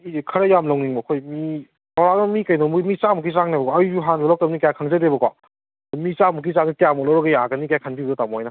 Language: Manipuri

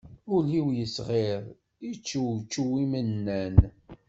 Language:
Kabyle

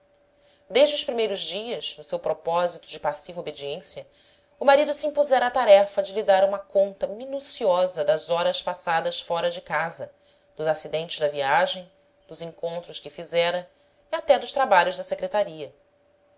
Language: Portuguese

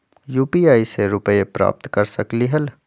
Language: Magahi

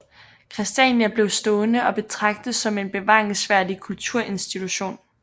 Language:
Danish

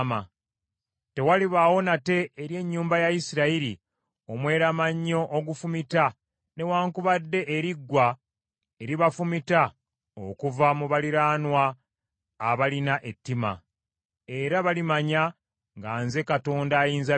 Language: Ganda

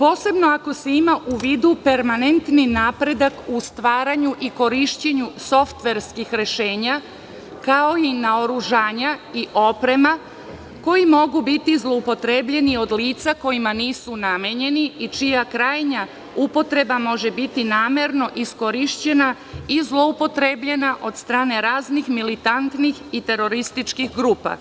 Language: Serbian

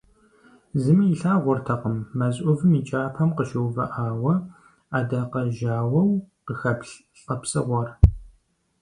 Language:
Kabardian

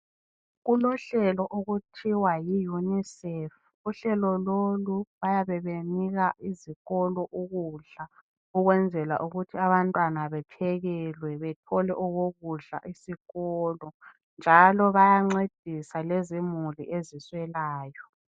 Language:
North Ndebele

